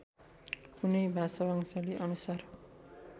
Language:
Nepali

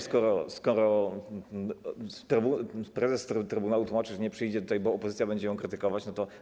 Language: Polish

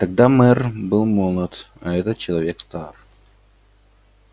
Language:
Russian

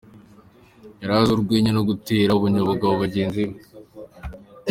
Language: Kinyarwanda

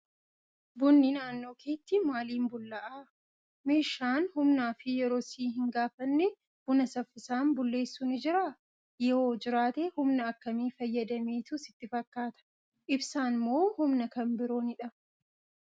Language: Oromo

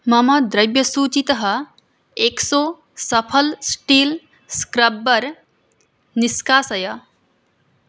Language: Sanskrit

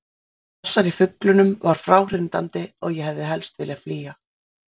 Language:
Icelandic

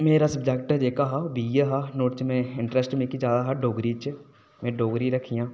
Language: Dogri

